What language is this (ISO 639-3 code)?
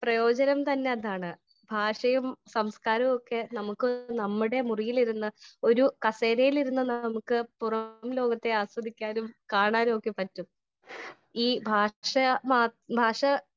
mal